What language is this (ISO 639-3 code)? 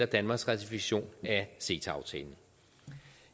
dan